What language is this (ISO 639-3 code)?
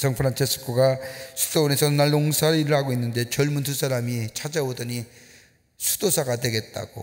kor